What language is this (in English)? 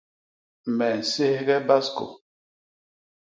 Basaa